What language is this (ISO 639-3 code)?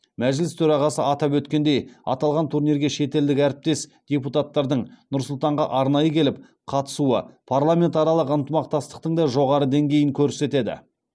kaz